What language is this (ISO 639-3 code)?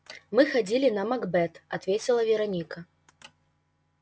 rus